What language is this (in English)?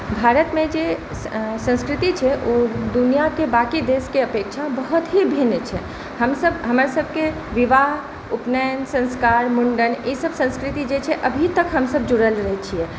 Maithili